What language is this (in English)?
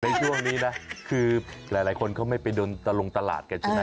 Thai